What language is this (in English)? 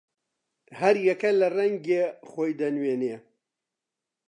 Central Kurdish